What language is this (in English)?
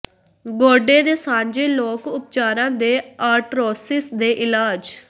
Punjabi